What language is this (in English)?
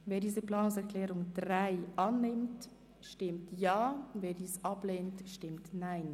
Swiss German